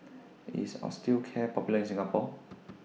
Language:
English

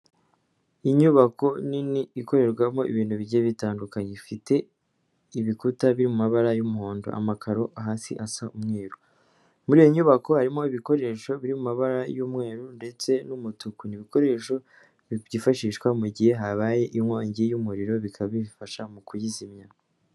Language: Kinyarwanda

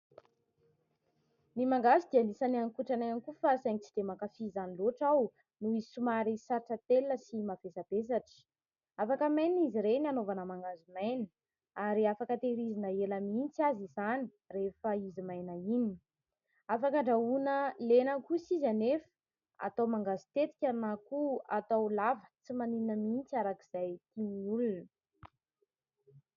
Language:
Malagasy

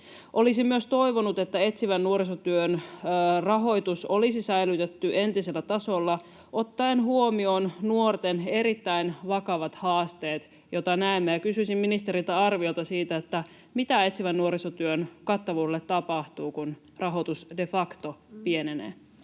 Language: Finnish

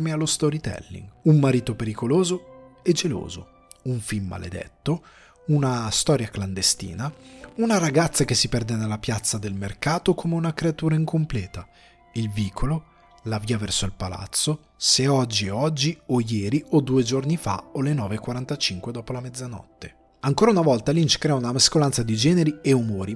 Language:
Italian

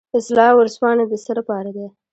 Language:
Pashto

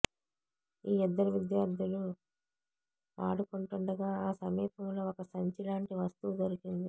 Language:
Telugu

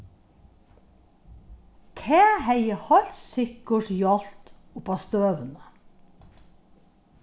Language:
Faroese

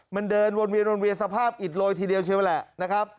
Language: Thai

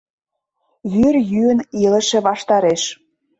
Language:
Mari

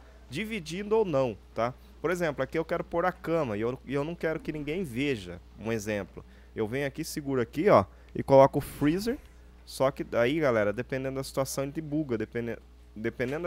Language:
Portuguese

